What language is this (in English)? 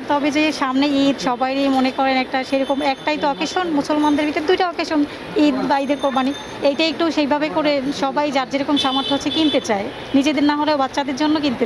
Bangla